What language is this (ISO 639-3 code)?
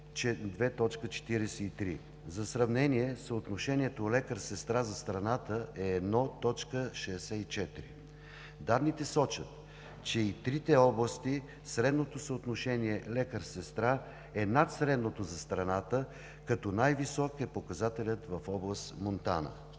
bul